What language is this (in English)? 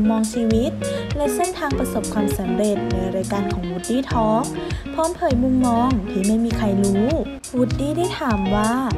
Thai